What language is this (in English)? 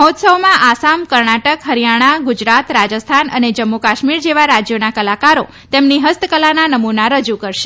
Gujarati